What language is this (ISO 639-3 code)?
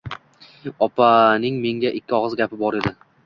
uzb